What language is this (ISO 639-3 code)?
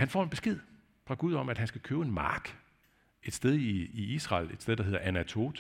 dan